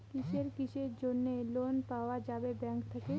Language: Bangla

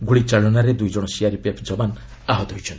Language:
Odia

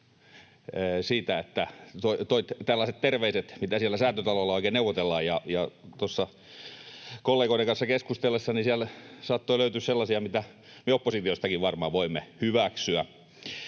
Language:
Finnish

